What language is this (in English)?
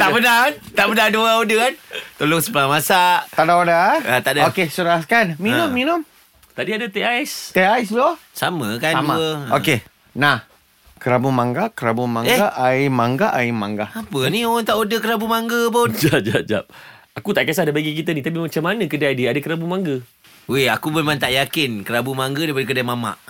Malay